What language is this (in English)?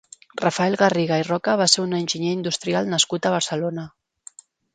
Catalan